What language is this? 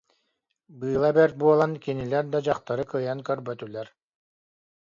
Yakut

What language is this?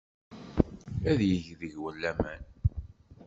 Kabyle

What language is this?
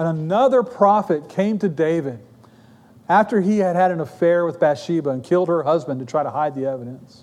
English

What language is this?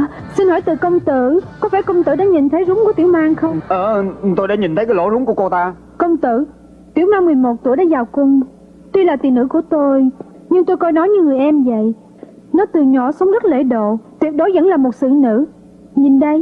Vietnamese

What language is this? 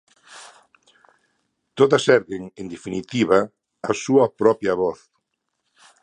Galician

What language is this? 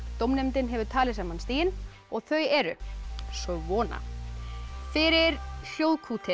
Icelandic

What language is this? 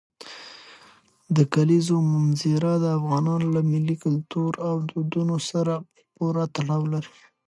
Pashto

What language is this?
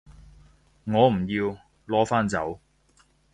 Cantonese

